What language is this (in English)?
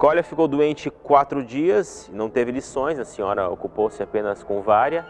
Portuguese